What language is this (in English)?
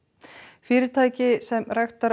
Icelandic